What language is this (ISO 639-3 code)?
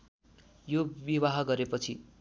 nep